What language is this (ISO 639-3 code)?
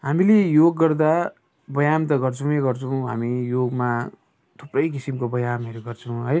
nep